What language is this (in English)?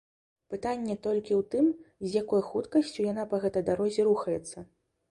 Belarusian